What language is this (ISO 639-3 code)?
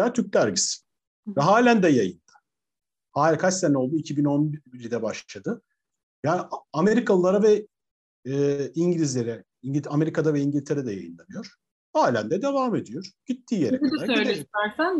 tur